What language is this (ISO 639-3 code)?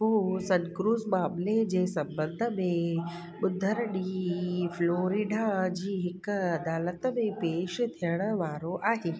snd